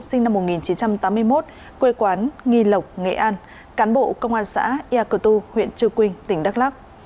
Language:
Vietnamese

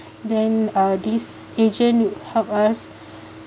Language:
English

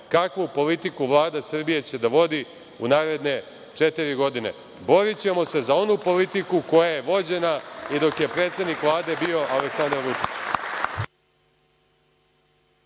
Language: Serbian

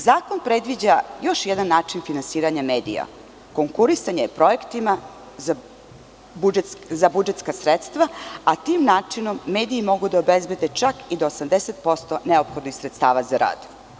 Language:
Serbian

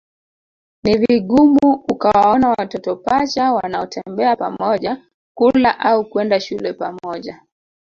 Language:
Swahili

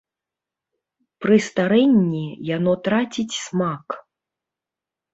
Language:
Belarusian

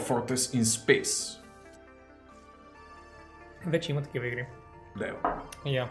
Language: Bulgarian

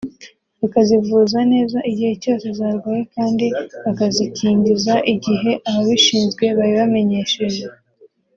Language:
Kinyarwanda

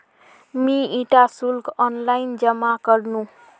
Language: Magahi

